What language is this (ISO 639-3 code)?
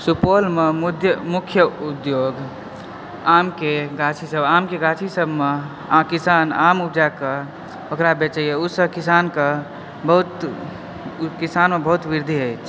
mai